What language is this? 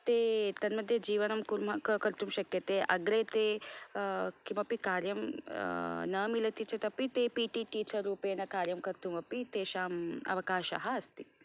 Sanskrit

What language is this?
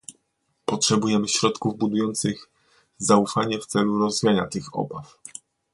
Polish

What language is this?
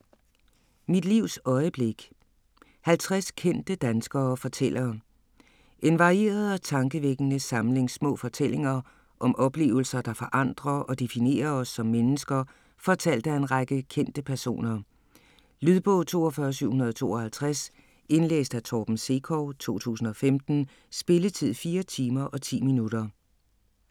Danish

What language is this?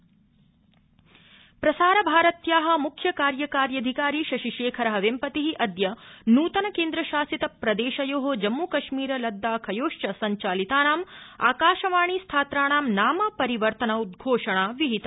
Sanskrit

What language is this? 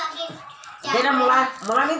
Chhattisgarhi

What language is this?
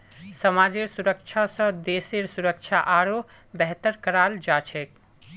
Magahi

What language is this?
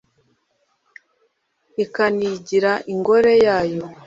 Kinyarwanda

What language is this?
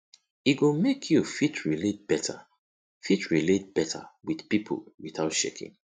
Nigerian Pidgin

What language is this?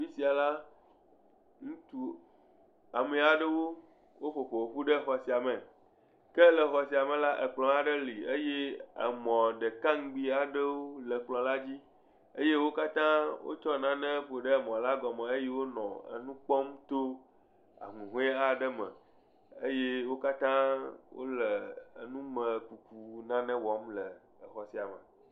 Ewe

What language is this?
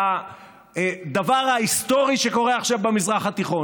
Hebrew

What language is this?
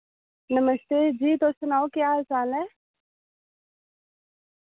Dogri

